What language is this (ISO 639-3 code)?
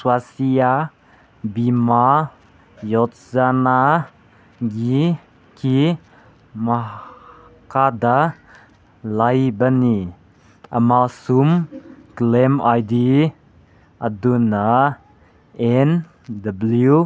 mni